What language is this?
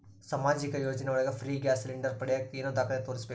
Kannada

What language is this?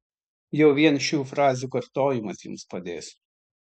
Lithuanian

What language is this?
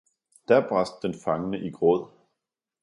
Danish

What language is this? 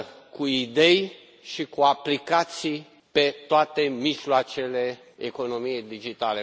Romanian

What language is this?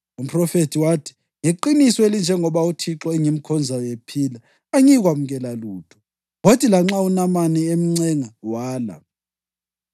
North Ndebele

